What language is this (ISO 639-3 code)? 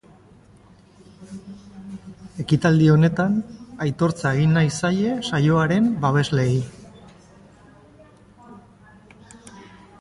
eus